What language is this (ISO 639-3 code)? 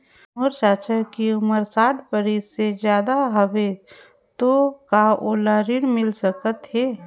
hne